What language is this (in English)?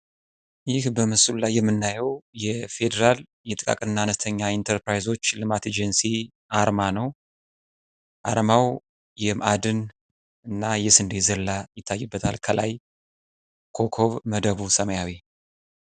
Amharic